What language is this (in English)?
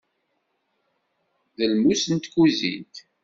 Kabyle